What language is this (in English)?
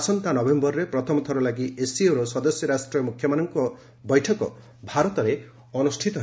Odia